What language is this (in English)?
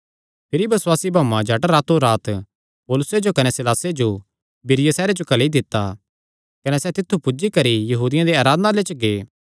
Kangri